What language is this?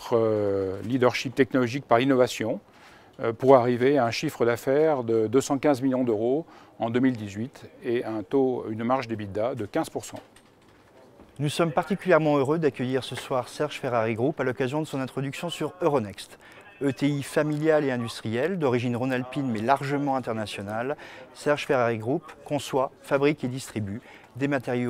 French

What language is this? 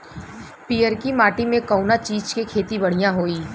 Bhojpuri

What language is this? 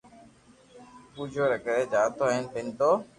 Loarki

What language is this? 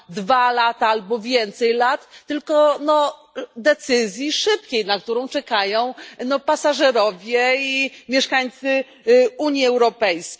Polish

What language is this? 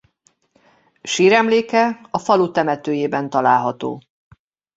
Hungarian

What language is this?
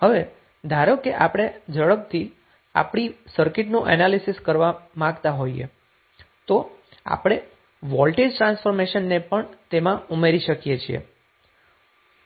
Gujarati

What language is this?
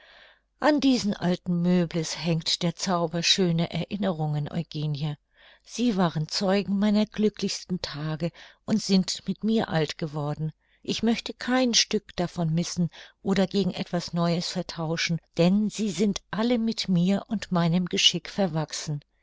German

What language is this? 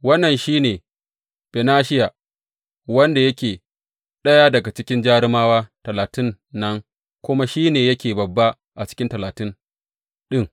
Hausa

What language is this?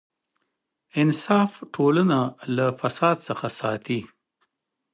Pashto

